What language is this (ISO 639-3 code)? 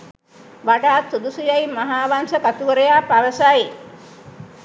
sin